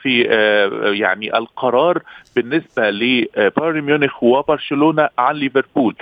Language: Arabic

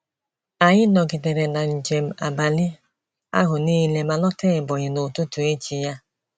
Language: Igbo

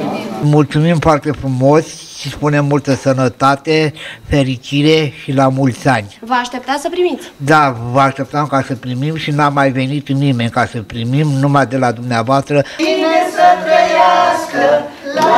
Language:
Romanian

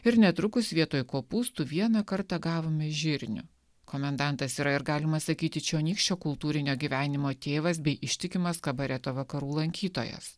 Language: Lithuanian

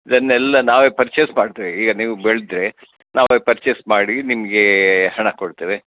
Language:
Kannada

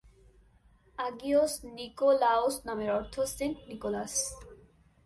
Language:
Bangla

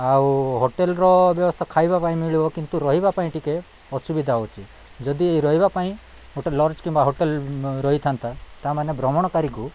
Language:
Odia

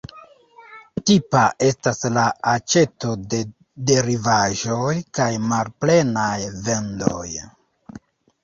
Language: Esperanto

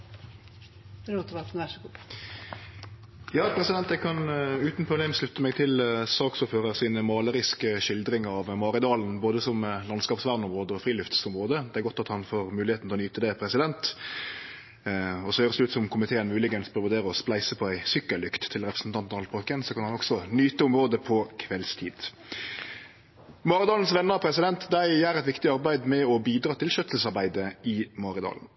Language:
Norwegian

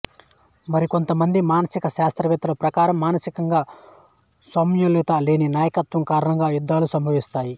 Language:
Telugu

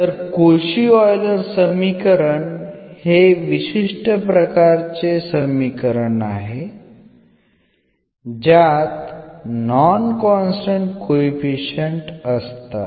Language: Marathi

